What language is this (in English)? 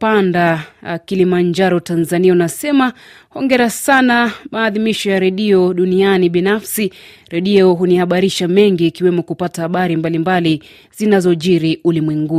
Swahili